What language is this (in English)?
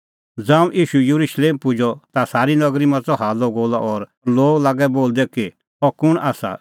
Kullu Pahari